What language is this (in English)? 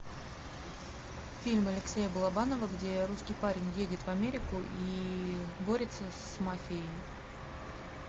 Russian